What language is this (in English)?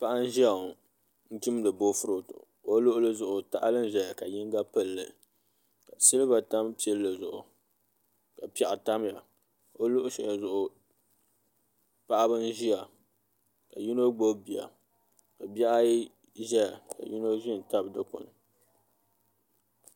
Dagbani